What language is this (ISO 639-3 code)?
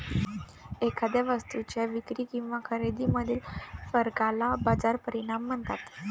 mar